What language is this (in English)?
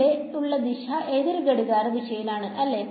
Malayalam